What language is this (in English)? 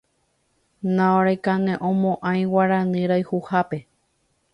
Guarani